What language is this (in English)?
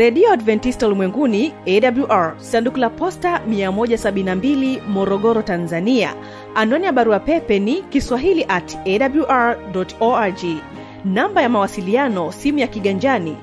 Swahili